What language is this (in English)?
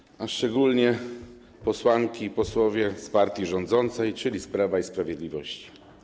Polish